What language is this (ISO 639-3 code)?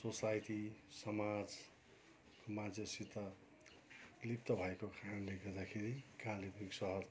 nep